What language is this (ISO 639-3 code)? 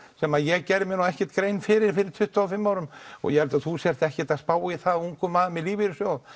isl